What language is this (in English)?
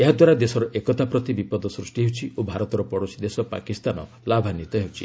Odia